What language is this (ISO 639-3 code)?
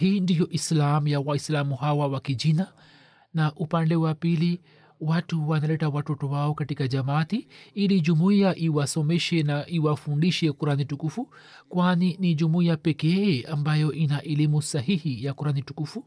swa